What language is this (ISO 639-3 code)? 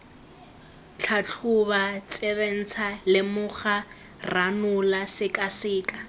tsn